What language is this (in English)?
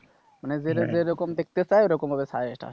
Bangla